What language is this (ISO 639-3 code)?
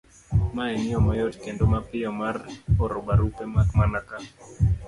luo